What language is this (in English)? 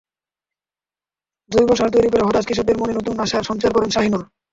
Bangla